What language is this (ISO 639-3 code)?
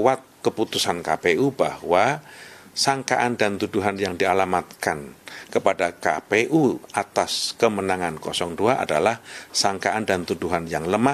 ind